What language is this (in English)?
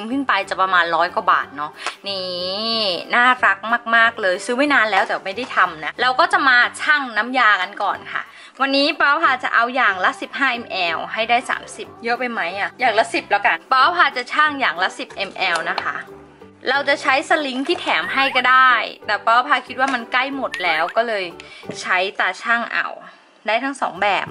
Thai